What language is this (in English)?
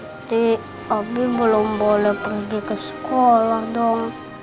Indonesian